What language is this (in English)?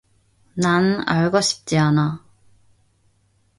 Korean